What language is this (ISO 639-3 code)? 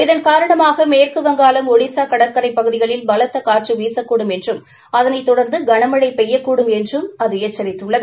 tam